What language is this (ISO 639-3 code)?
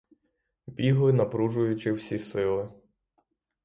ukr